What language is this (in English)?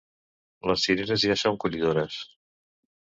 Catalan